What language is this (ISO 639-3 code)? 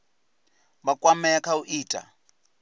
ven